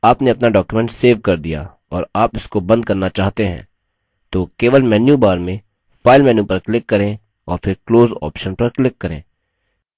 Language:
Hindi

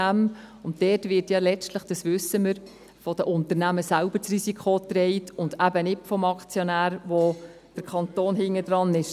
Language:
Swiss German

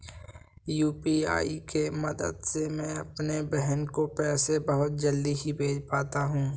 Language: Hindi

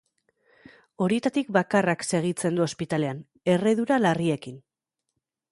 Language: Basque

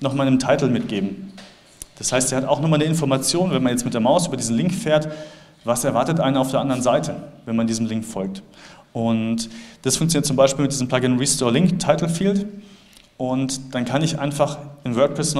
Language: German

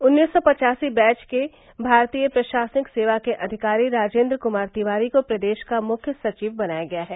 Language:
Hindi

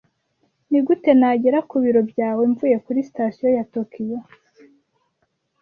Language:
Kinyarwanda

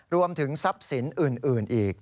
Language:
Thai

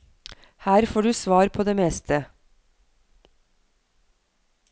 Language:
Norwegian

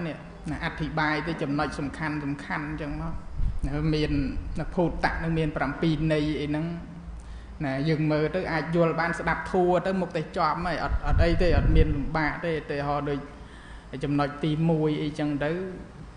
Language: Thai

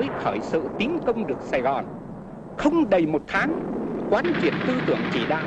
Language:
Vietnamese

